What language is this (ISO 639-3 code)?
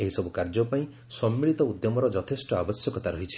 ori